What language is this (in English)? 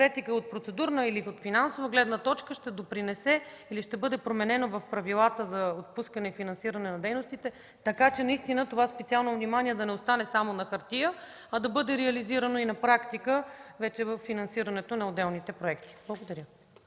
Bulgarian